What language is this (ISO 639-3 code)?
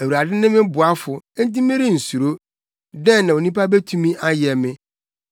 aka